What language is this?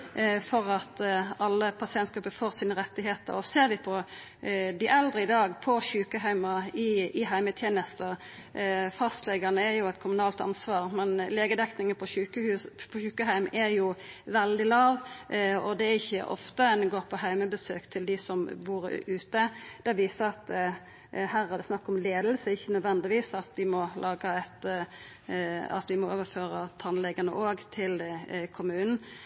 Norwegian Nynorsk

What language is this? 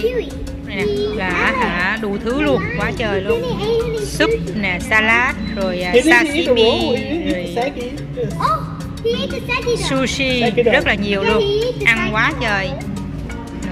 Vietnamese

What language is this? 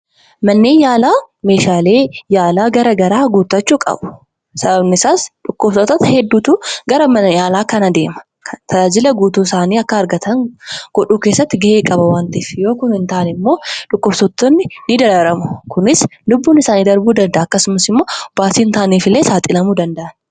Oromo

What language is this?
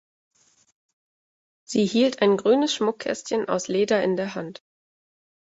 German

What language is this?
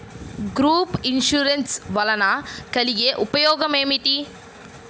Telugu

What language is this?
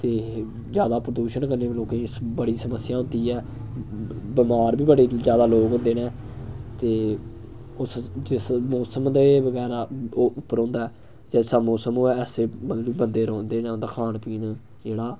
Dogri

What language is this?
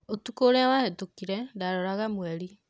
Kikuyu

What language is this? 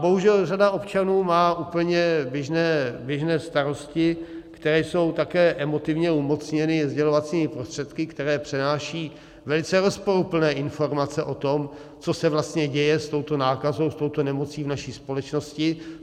Czech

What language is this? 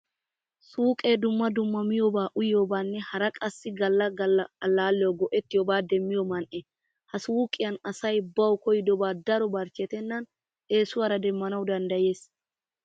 Wolaytta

